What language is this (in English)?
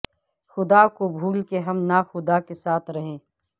Urdu